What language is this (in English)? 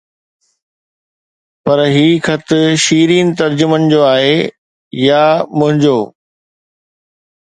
Sindhi